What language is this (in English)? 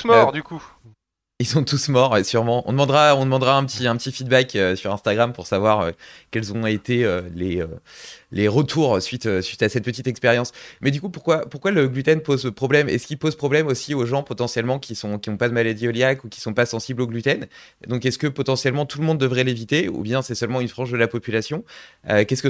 French